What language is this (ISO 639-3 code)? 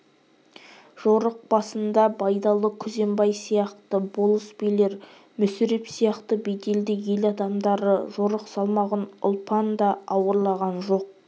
kaz